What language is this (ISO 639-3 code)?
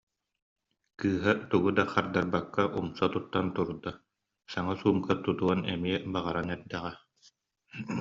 sah